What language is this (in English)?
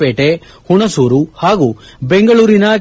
Kannada